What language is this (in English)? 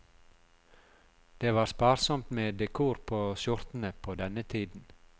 Norwegian